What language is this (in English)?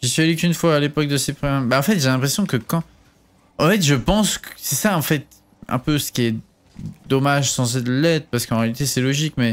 French